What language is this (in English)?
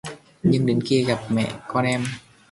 Vietnamese